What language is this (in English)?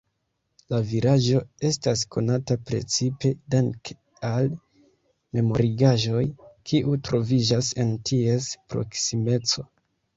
Esperanto